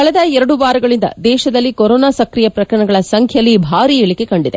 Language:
Kannada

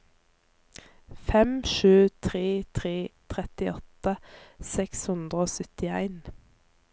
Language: Norwegian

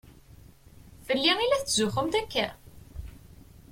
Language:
Kabyle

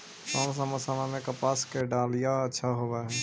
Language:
Magahi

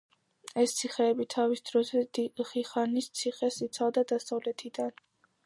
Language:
Georgian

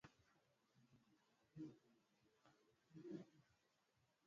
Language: Swahili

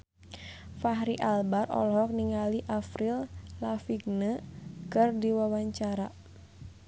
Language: Sundanese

